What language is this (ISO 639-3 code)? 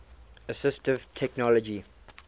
eng